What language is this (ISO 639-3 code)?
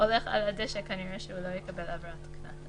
heb